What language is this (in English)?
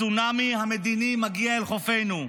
Hebrew